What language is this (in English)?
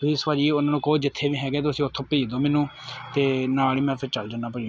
Punjabi